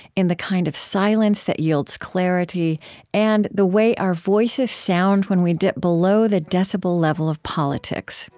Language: English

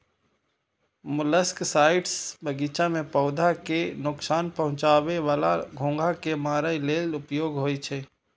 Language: Maithili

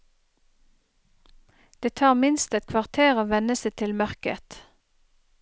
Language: Norwegian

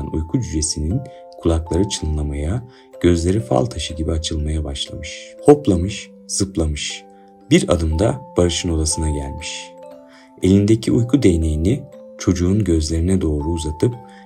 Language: Turkish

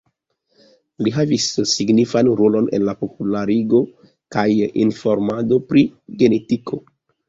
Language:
Esperanto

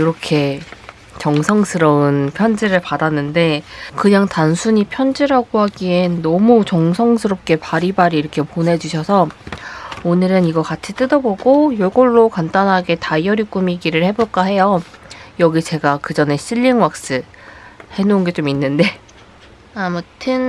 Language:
Korean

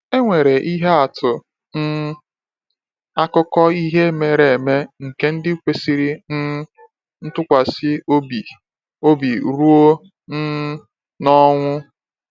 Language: Igbo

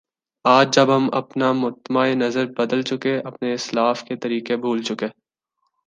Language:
Urdu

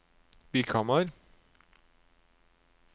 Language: Norwegian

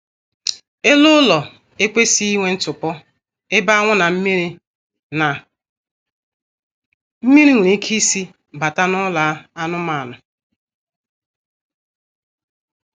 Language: Igbo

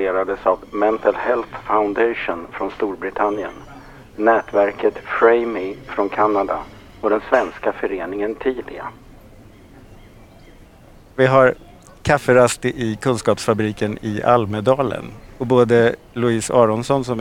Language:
Swedish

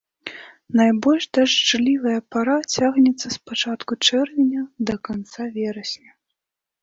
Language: Belarusian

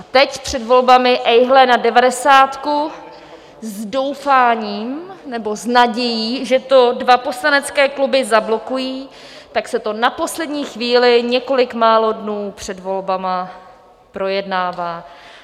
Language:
Czech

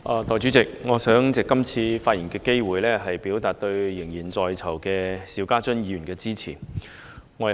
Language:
Cantonese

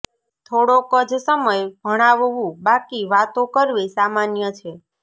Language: Gujarati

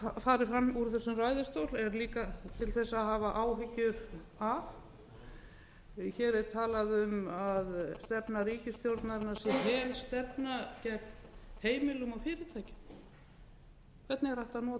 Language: Icelandic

